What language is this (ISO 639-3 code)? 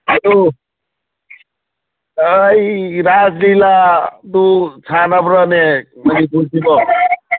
mni